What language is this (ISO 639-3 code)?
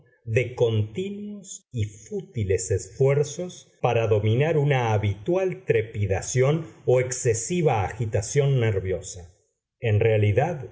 spa